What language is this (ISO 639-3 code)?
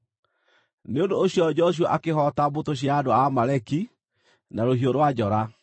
kik